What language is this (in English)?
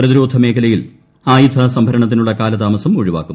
Malayalam